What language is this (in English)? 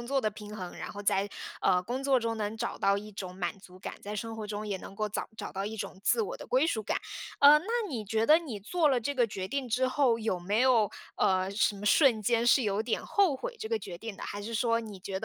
Chinese